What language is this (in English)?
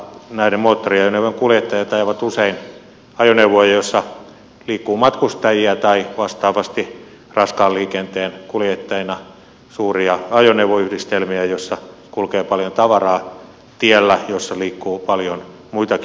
Finnish